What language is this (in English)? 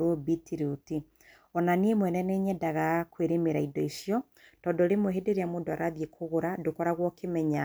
Kikuyu